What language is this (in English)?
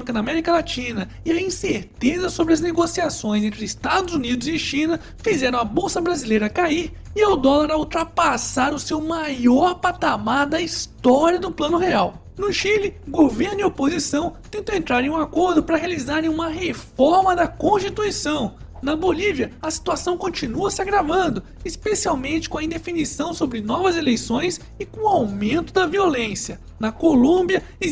Portuguese